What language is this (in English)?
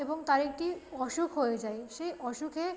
Bangla